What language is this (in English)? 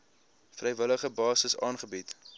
Afrikaans